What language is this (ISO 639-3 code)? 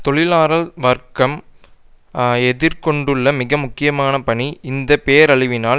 tam